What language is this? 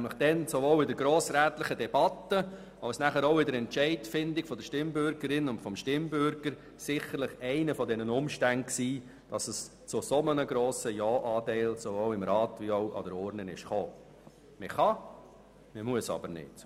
Swiss German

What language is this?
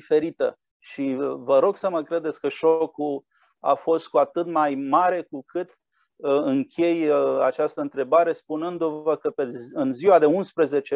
Romanian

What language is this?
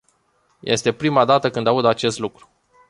Romanian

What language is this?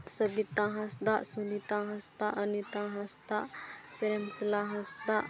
Santali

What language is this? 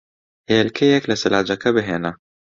Central Kurdish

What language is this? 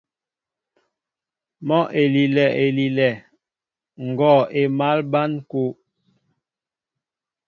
Mbo (Cameroon)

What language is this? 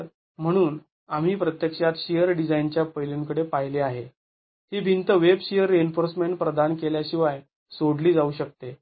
Marathi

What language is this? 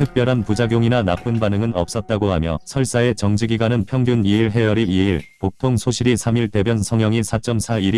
Korean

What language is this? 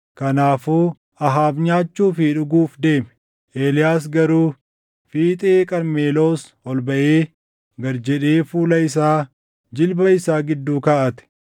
Oromo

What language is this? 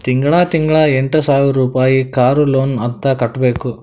Kannada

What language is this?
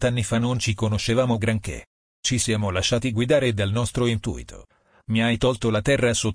Italian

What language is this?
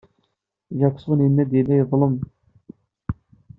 Kabyle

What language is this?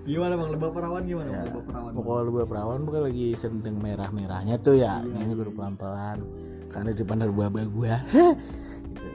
Indonesian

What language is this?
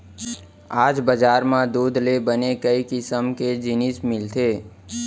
Chhattisgarhi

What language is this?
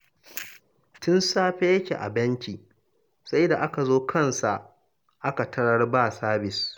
Hausa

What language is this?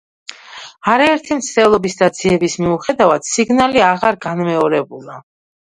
Georgian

